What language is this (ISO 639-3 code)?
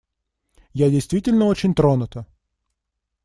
rus